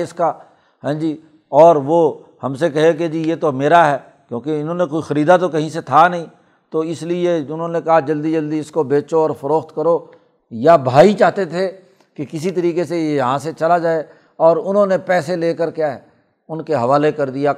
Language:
Urdu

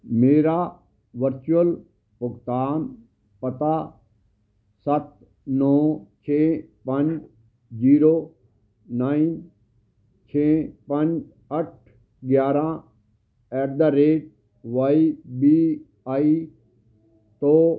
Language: Punjabi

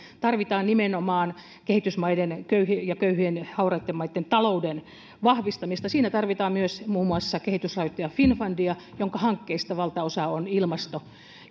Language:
Finnish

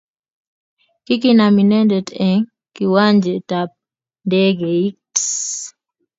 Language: Kalenjin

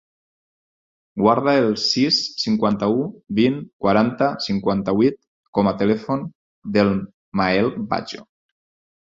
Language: Catalan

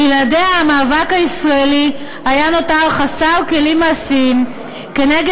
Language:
Hebrew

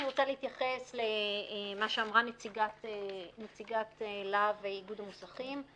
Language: Hebrew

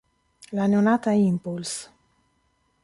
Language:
Italian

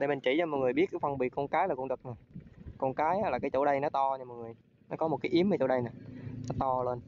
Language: Vietnamese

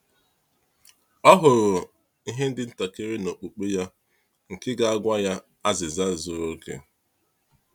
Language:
Igbo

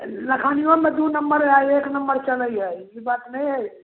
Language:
Maithili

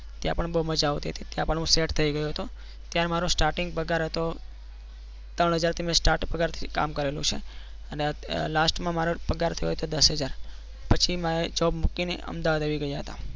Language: Gujarati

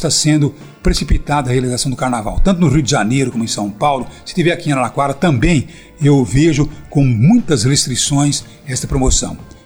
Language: Portuguese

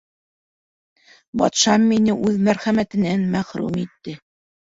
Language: Bashkir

